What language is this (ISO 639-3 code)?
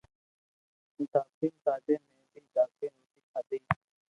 lrk